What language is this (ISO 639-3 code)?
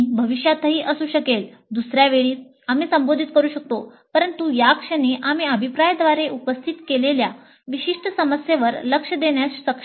mar